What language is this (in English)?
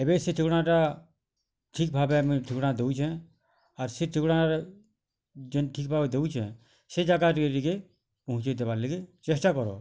Odia